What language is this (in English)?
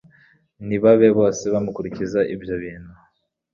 Kinyarwanda